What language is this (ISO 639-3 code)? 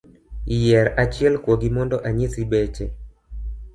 luo